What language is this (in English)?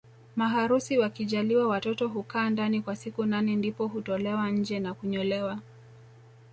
Swahili